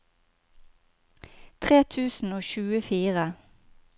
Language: Norwegian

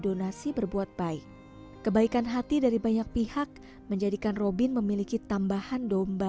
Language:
Indonesian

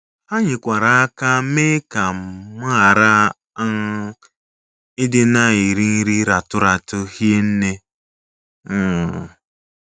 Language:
Igbo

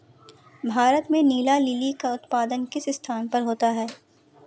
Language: Hindi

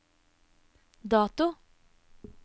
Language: Norwegian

